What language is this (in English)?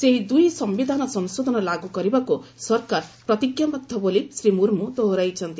Odia